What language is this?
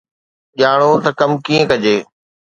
Sindhi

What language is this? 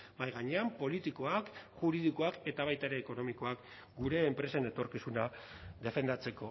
Basque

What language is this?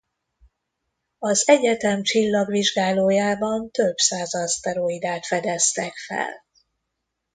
Hungarian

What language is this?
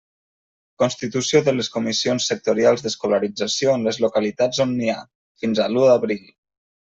Catalan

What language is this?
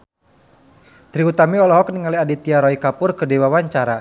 Sundanese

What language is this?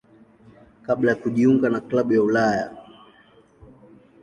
Swahili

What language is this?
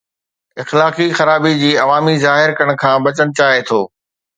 Sindhi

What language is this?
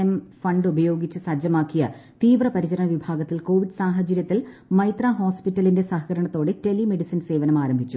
Malayalam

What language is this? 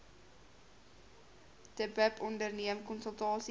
Afrikaans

